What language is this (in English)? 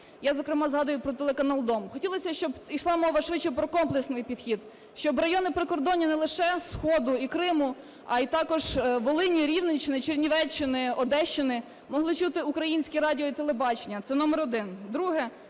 Ukrainian